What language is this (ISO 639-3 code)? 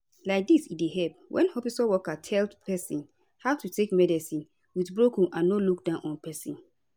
pcm